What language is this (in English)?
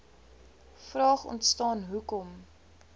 Afrikaans